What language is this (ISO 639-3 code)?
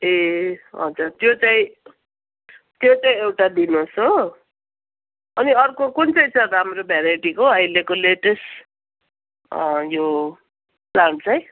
nep